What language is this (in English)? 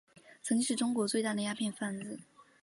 Chinese